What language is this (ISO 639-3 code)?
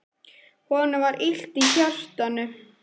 isl